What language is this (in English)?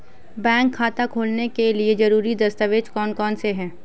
Hindi